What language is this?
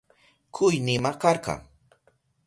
Southern Pastaza Quechua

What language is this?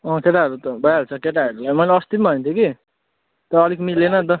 Nepali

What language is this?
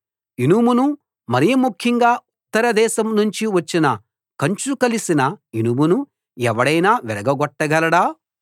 Telugu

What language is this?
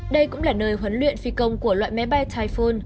Vietnamese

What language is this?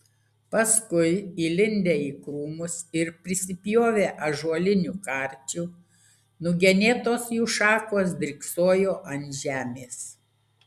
Lithuanian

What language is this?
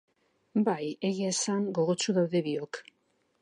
Basque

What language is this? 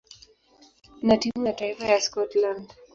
Swahili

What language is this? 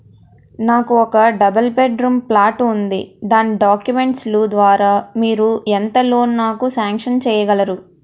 Telugu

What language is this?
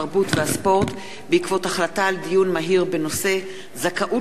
Hebrew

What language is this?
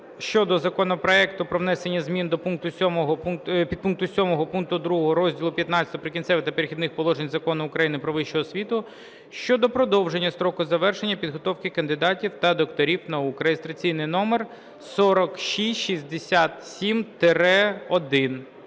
Ukrainian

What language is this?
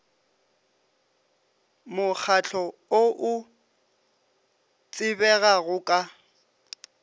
Northern Sotho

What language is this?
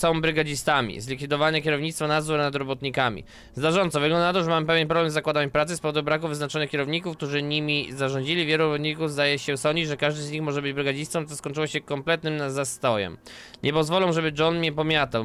Polish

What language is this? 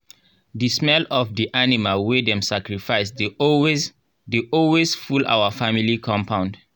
Nigerian Pidgin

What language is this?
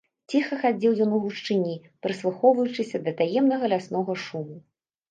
Belarusian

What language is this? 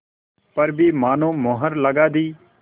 Hindi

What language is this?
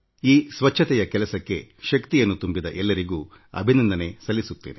Kannada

